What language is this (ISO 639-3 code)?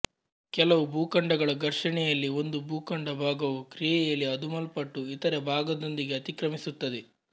kan